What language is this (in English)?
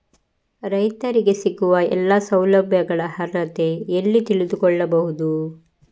Kannada